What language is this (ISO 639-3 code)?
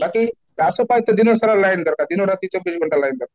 ori